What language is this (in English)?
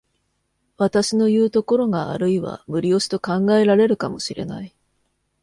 Japanese